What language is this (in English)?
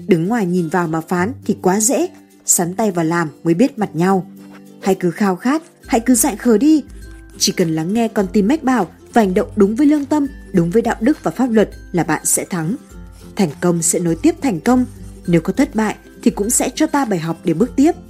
Vietnamese